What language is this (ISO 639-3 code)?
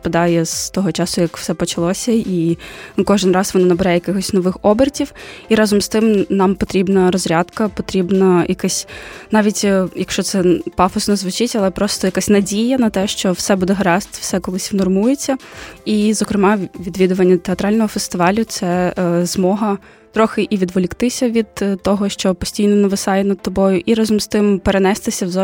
ukr